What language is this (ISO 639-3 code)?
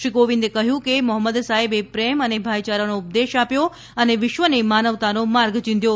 guj